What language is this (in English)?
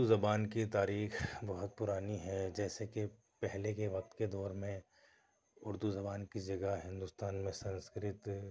Urdu